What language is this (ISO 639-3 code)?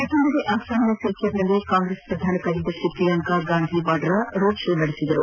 kan